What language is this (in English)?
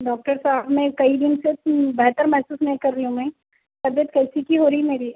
Urdu